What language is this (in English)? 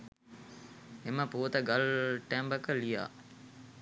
Sinhala